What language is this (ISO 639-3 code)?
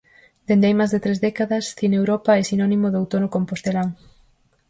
glg